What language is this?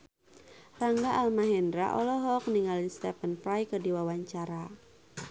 Sundanese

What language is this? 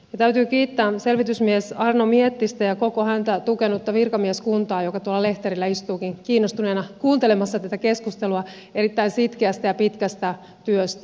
Finnish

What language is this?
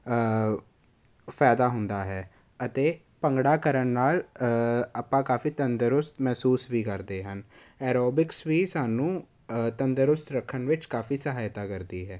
Punjabi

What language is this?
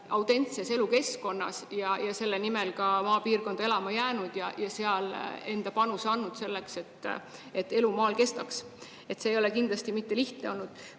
Estonian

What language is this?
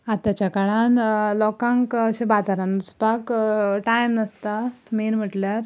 Konkani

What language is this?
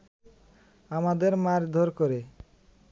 Bangla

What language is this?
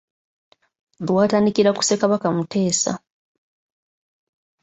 Ganda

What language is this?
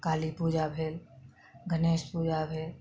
Maithili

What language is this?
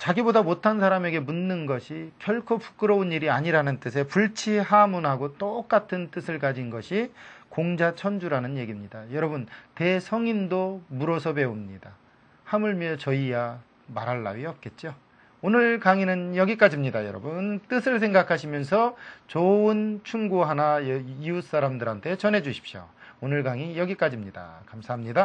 Korean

